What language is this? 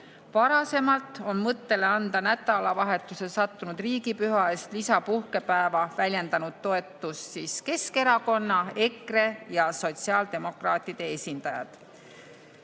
Estonian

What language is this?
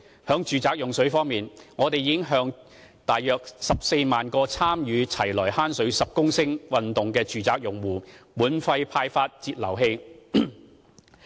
Cantonese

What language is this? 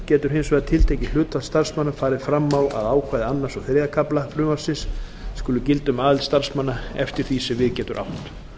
Icelandic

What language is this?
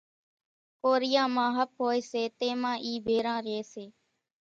Kachi Koli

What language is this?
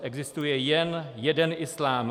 Czech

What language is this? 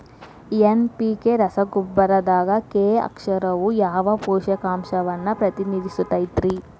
Kannada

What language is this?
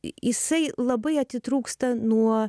Lithuanian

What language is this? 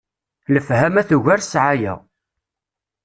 Kabyle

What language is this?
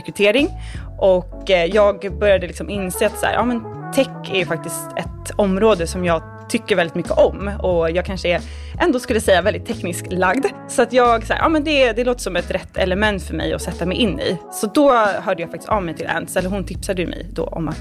Swedish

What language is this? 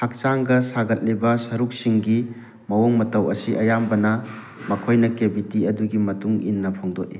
Manipuri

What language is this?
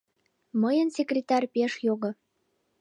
Mari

